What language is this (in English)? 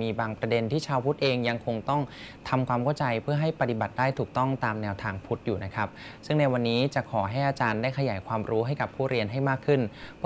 Thai